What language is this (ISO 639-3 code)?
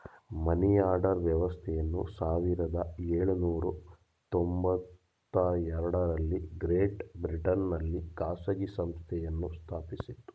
kan